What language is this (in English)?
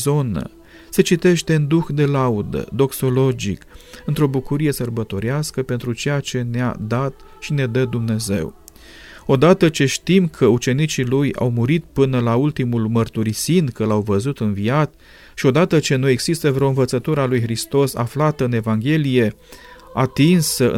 Romanian